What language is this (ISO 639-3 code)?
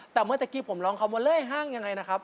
tha